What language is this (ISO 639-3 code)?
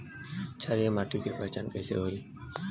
bho